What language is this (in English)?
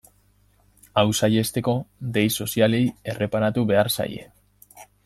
Basque